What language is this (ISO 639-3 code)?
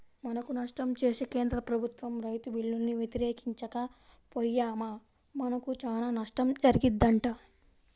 tel